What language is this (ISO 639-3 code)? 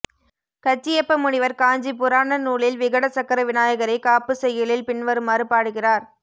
tam